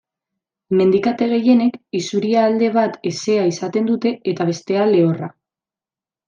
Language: Basque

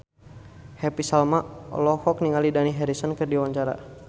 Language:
Sundanese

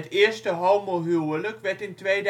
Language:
Dutch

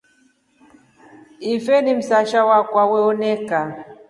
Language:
Rombo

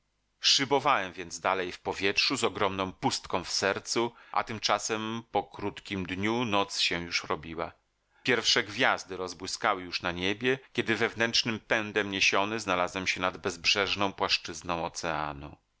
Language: Polish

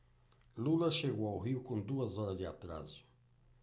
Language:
Portuguese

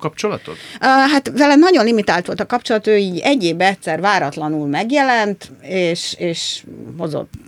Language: Hungarian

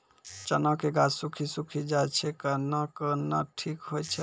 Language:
Maithili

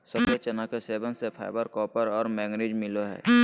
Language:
Magahi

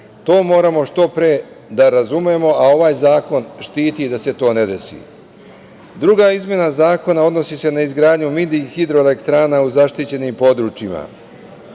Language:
Serbian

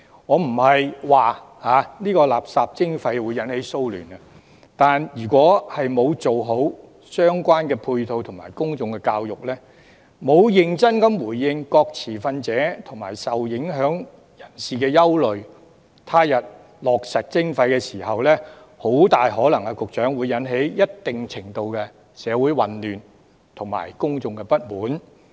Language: Cantonese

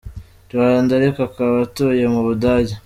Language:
Kinyarwanda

